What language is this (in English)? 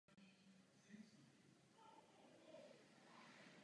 Czech